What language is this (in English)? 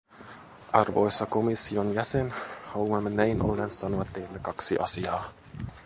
Finnish